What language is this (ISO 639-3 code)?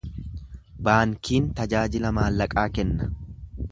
orm